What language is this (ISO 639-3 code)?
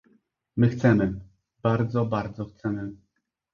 pol